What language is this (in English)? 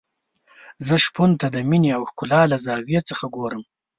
Pashto